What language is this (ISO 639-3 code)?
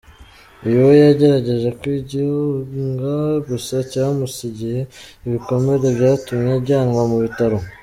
kin